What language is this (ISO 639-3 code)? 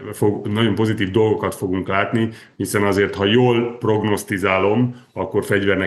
hun